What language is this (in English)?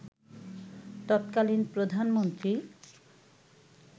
Bangla